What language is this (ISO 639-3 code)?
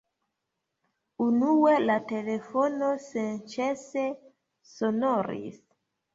epo